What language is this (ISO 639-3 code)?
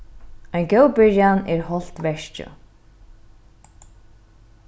fao